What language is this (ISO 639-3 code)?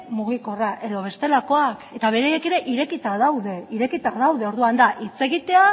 eus